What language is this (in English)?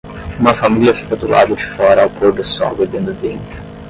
Portuguese